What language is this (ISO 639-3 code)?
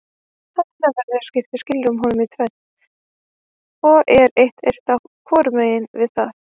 isl